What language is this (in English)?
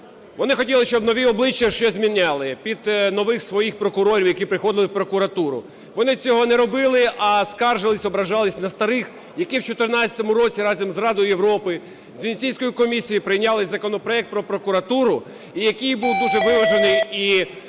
Ukrainian